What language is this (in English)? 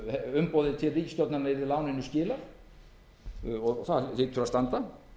Icelandic